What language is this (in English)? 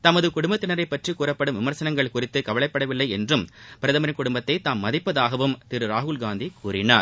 Tamil